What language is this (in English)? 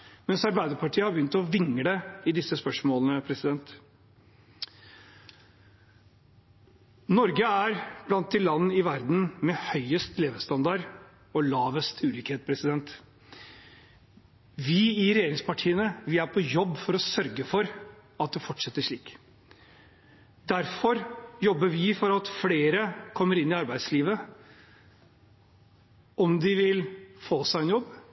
Norwegian Bokmål